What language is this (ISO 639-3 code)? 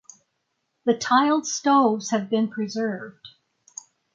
eng